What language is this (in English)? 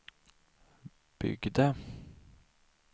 Swedish